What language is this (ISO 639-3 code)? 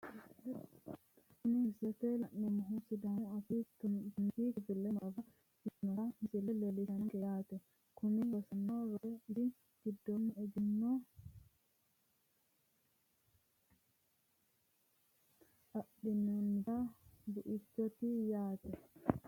sid